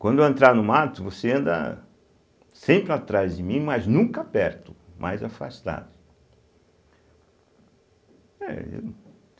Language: Portuguese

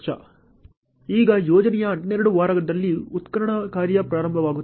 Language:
Kannada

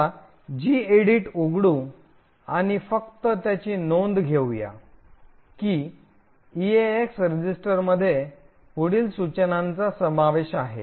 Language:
Marathi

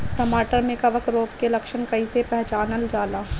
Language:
Bhojpuri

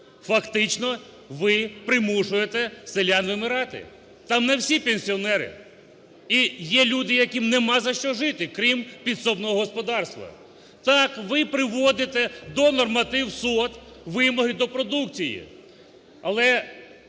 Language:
Ukrainian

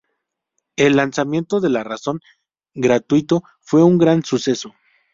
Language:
Spanish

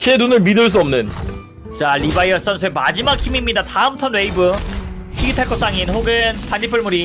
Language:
Korean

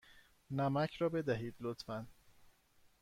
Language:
Persian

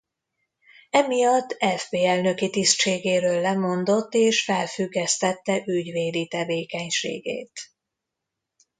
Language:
Hungarian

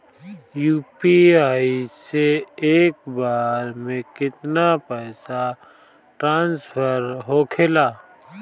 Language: Bhojpuri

